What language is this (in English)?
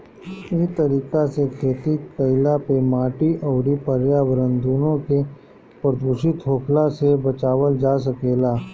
Bhojpuri